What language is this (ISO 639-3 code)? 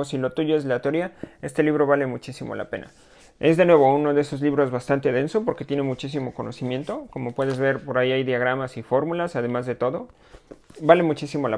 spa